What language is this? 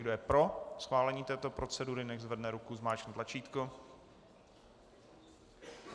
Czech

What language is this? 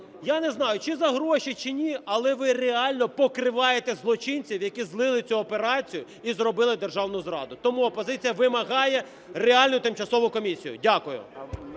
Ukrainian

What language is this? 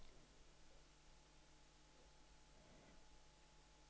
Danish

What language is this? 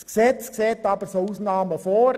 Swiss German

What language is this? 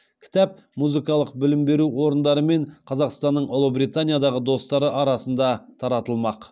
Kazakh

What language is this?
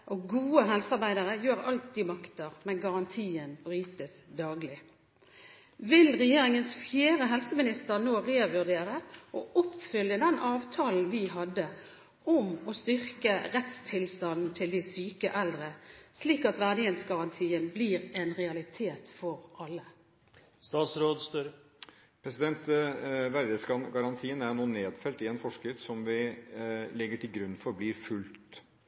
Norwegian Bokmål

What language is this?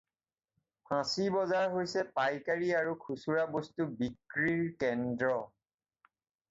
Assamese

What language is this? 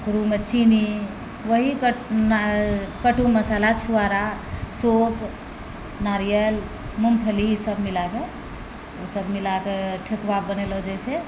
Maithili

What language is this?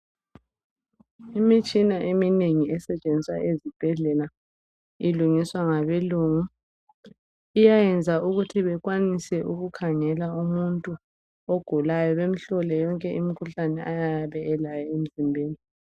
North Ndebele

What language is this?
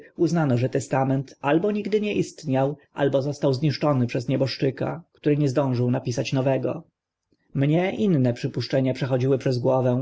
Polish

